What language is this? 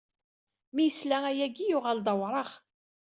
Kabyle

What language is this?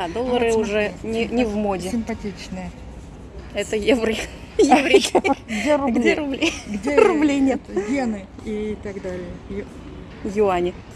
Russian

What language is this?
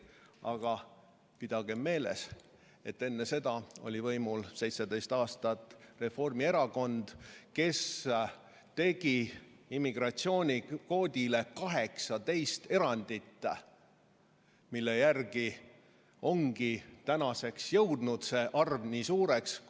Estonian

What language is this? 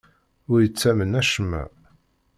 Kabyle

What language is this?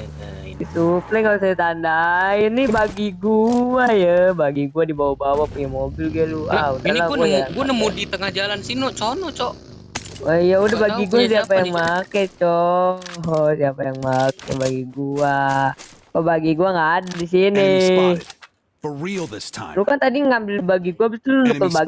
Indonesian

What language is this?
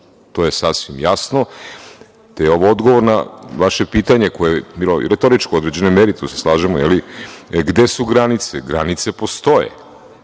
Serbian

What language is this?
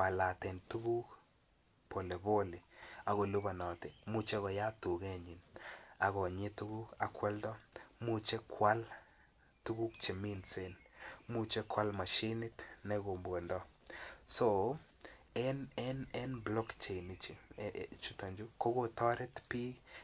Kalenjin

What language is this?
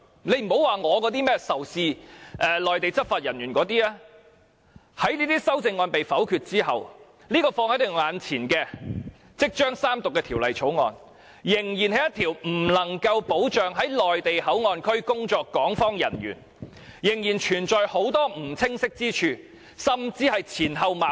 Cantonese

